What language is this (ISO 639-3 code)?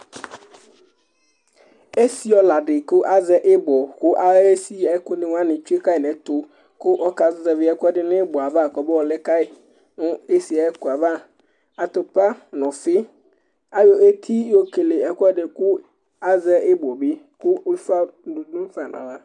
kpo